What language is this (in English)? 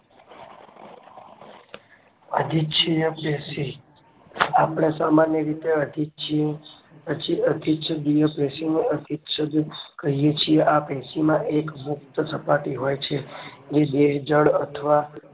Gujarati